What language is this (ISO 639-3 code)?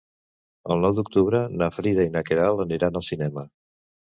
cat